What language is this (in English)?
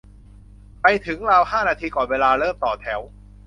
Thai